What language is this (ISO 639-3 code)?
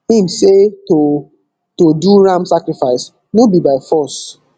pcm